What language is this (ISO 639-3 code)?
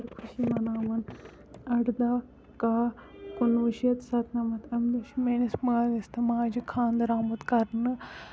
kas